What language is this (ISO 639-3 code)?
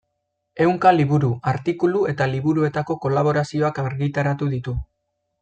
eus